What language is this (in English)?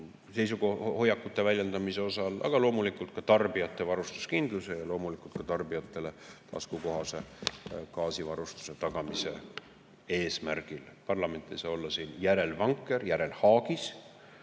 Estonian